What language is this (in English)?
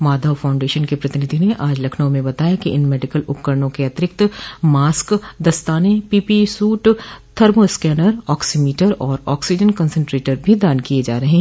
Hindi